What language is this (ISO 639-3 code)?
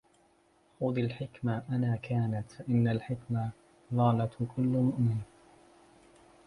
ara